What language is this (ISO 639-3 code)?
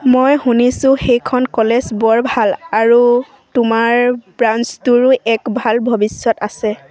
asm